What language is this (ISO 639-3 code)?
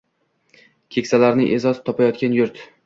uzb